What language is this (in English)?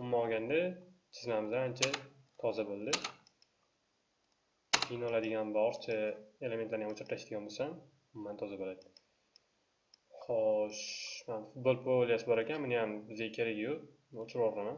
Turkish